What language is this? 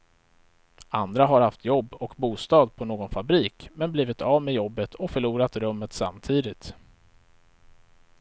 Swedish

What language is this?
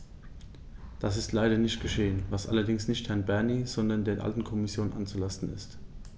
German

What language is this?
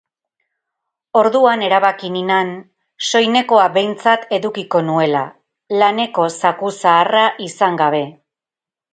Basque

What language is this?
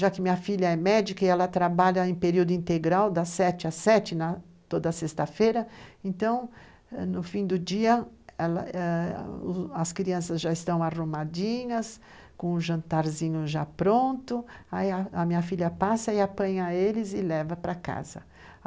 Portuguese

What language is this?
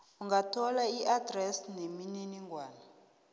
South Ndebele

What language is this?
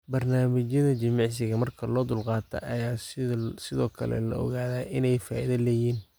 Somali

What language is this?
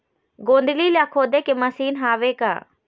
Chhattisgarhi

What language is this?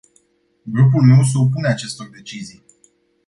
Romanian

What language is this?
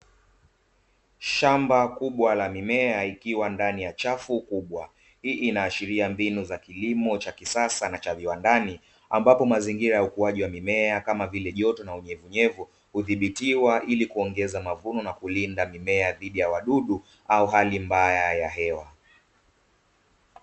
Swahili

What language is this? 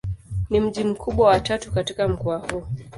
Swahili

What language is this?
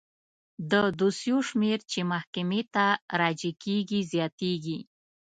Pashto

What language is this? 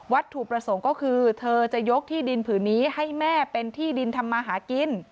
Thai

